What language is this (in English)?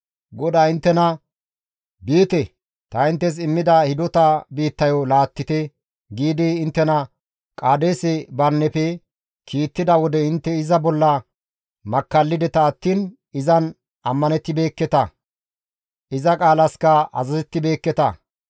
Gamo